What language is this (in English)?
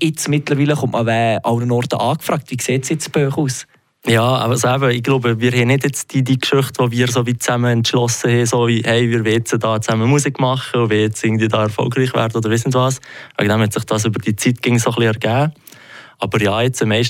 German